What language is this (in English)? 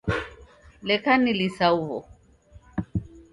Taita